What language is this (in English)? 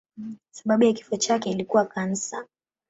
Swahili